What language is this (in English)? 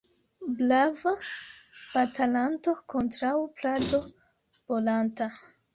Esperanto